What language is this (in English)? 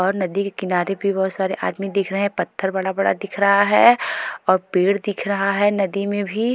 Hindi